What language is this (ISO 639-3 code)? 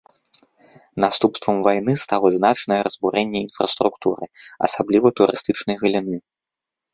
bel